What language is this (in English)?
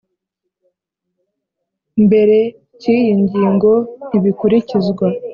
Kinyarwanda